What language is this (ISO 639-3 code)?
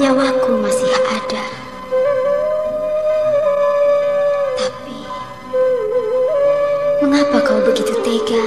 ind